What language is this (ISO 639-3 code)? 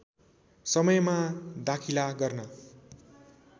nep